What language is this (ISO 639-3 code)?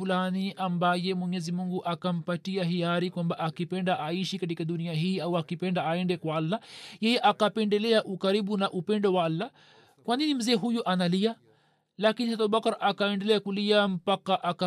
swa